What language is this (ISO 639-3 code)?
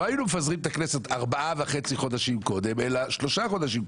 heb